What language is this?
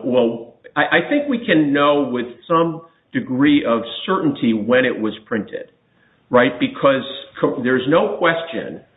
English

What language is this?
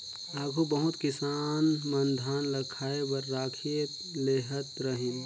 Chhattisgarhi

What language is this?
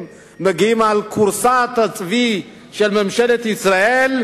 Hebrew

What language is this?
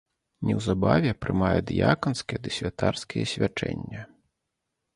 Belarusian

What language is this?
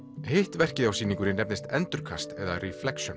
Icelandic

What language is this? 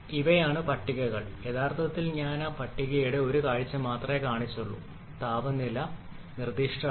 Malayalam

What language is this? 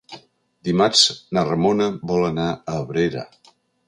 Catalan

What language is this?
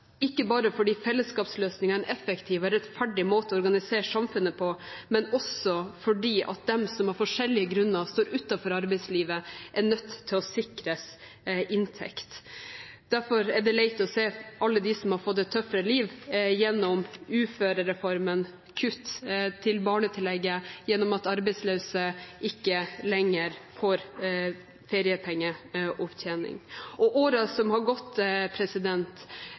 Norwegian Bokmål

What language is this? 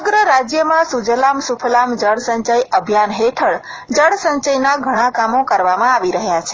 Gujarati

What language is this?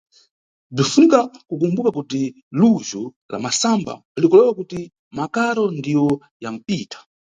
Nyungwe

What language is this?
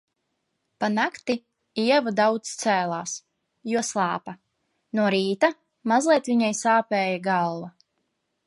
Latvian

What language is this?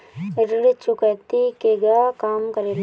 Bhojpuri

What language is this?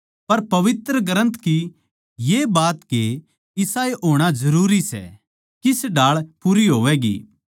Haryanvi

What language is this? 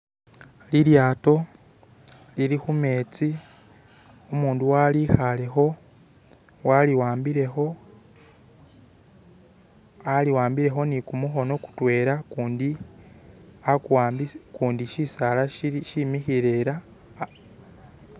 Masaaba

